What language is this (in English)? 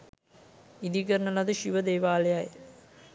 Sinhala